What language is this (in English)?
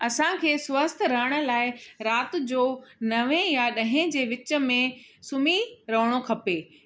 Sindhi